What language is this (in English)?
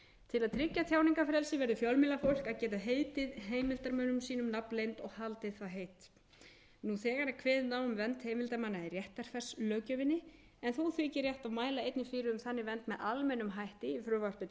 Icelandic